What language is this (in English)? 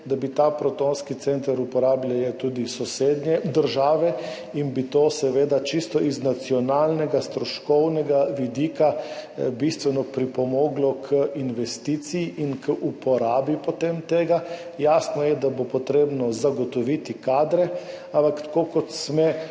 Slovenian